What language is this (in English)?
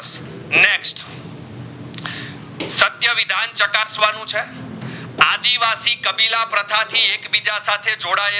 Gujarati